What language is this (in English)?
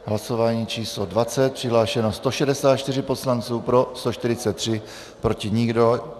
Czech